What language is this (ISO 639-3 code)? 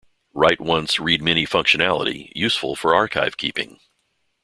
eng